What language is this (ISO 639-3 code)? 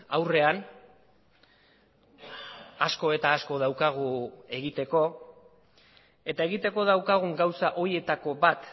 eus